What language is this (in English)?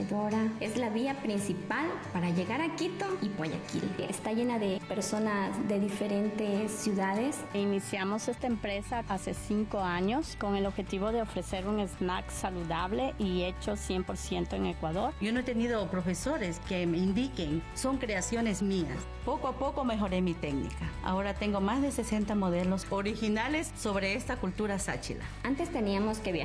Spanish